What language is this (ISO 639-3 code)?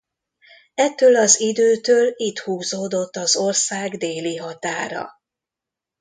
hun